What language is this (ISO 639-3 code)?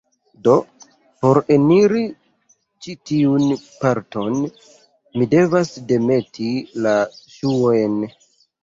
epo